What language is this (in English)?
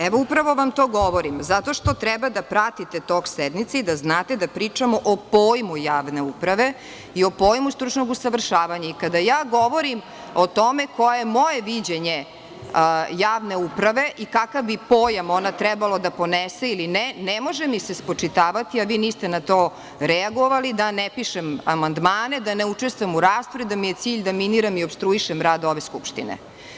Serbian